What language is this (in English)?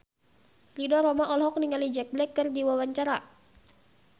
Sundanese